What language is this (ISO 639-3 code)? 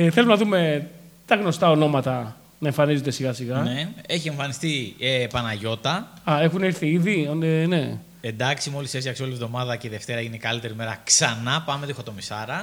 ell